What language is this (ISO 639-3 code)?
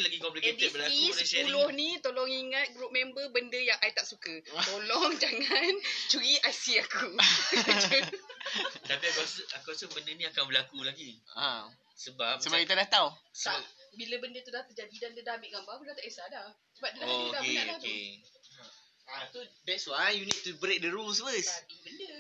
msa